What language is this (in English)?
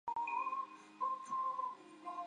Chinese